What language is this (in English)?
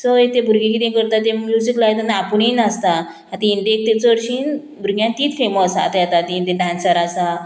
Konkani